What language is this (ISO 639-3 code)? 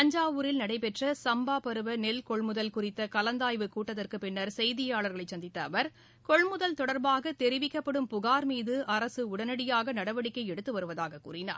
tam